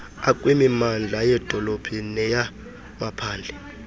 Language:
Xhosa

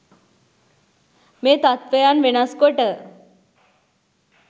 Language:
Sinhala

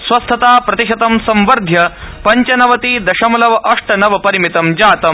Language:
Sanskrit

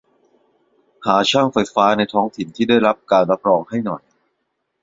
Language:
Thai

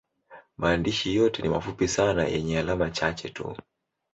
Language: Swahili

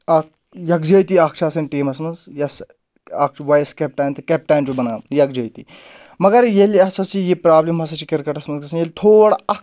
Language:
Kashmiri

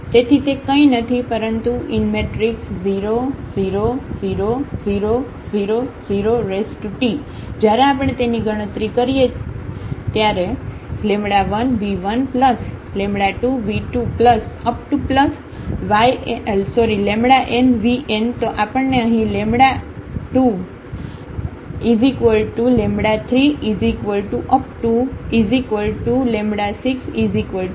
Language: Gujarati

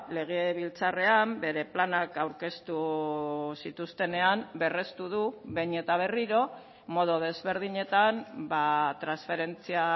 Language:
Basque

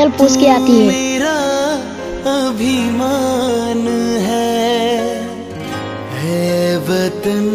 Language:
Hindi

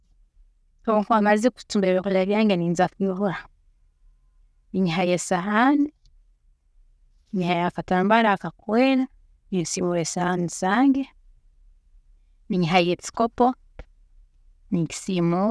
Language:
Tooro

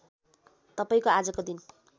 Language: Nepali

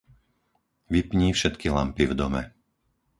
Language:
Slovak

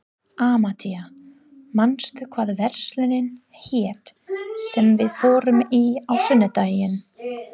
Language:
Icelandic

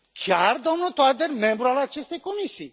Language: Romanian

